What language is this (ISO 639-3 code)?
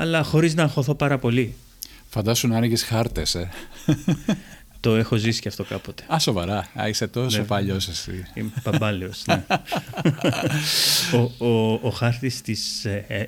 ell